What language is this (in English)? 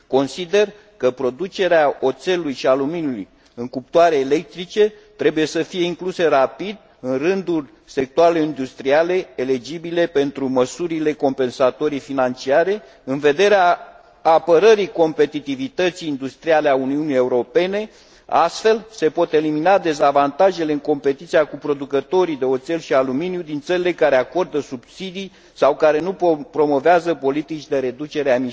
Romanian